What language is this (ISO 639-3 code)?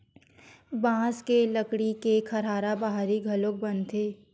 hne